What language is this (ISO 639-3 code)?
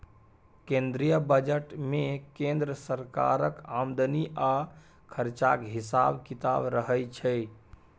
mai